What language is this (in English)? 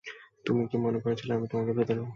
Bangla